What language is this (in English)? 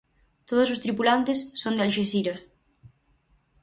Galician